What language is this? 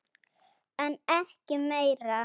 Icelandic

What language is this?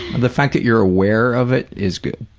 English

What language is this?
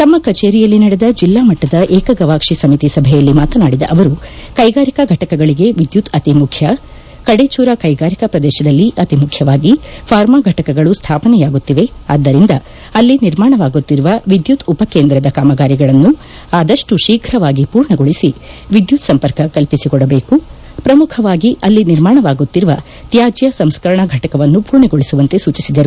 Kannada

